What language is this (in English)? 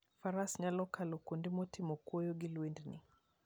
Luo (Kenya and Tanzania)